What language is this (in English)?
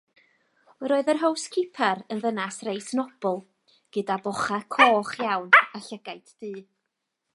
Welsh